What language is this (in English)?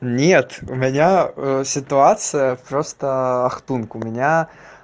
Russian